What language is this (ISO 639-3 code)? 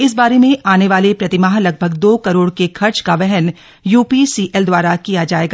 hin